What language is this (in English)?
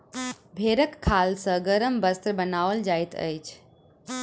Maithili